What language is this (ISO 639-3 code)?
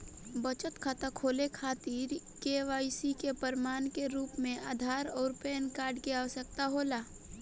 bho